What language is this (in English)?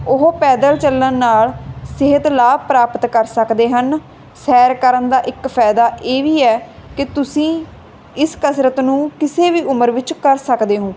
Punjabi